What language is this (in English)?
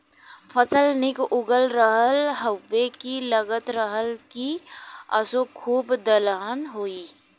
Bhojpuri